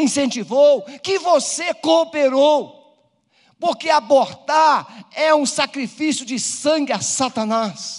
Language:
Portuguese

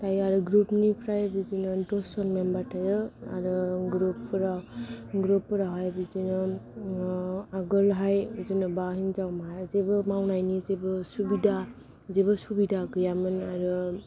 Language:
Bodo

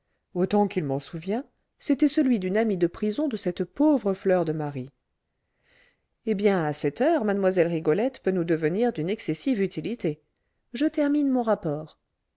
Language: French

